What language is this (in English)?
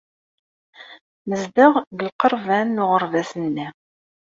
Kabyle